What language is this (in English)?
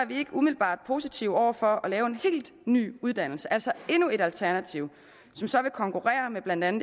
Danish